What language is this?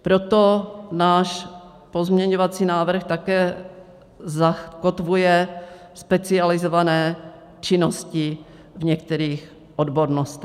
Czech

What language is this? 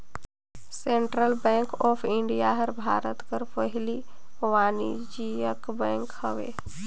Chhattisgarhi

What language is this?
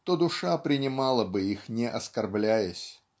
Russian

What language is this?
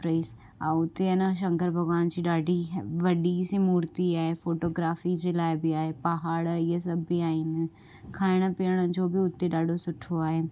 Sindhi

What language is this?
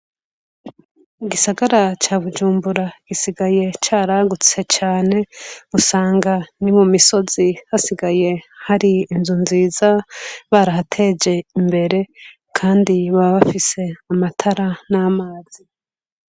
Rundi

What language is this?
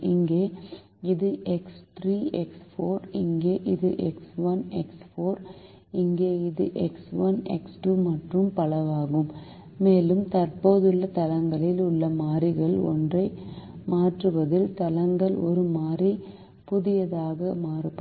Tamil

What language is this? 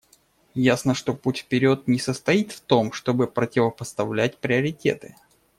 Russian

